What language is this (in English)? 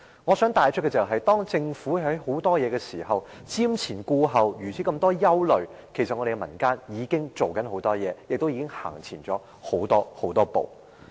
Cantonese